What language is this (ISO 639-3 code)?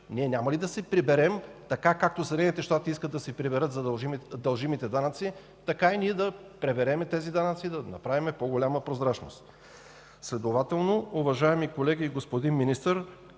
bul